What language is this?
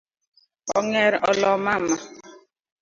Luo (Kenya and Tanzania)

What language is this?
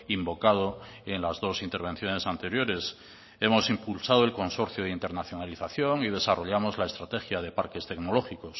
Spanish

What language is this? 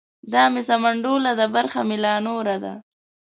Pashto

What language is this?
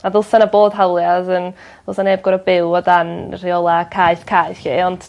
Welsh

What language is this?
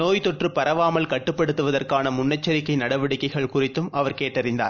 Tamil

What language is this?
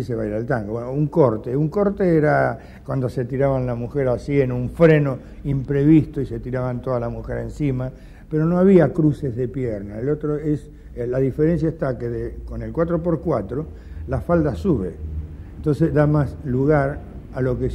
Spanish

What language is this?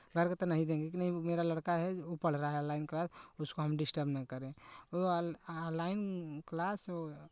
Hindi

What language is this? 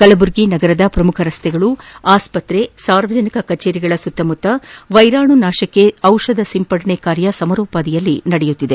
Kannada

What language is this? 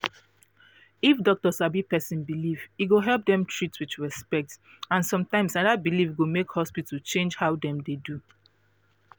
Nigerian Pidgin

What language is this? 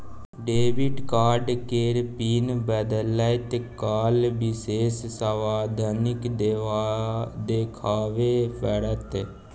Maithili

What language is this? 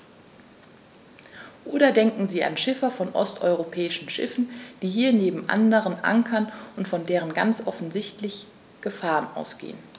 German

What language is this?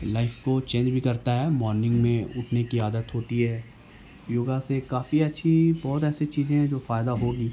Urdu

